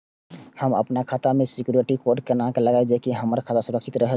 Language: Maithili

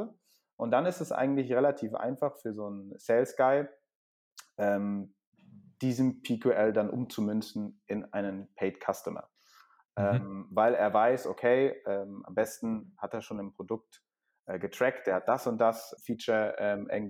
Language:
German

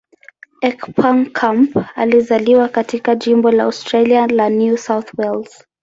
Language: Swahili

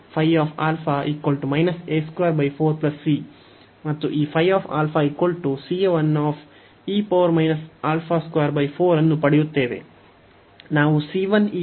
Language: Kannada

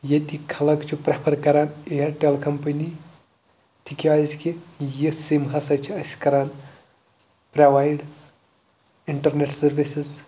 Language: Kashmiri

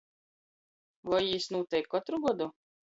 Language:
Latgalian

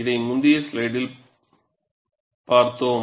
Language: Tamil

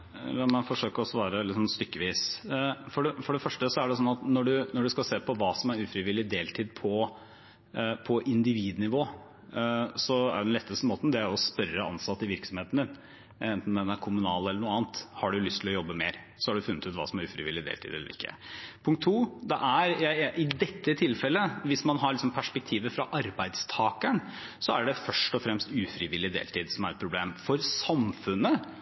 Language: Norwegian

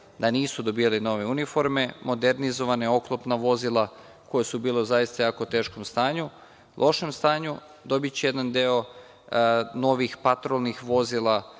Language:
Serbian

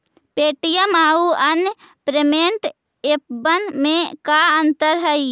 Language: Magahi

